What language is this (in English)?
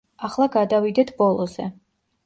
Georgian